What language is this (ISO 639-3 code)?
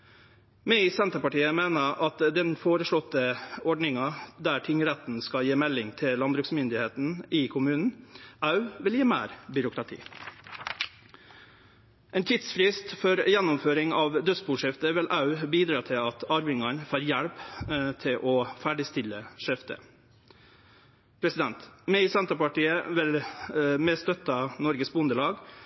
nno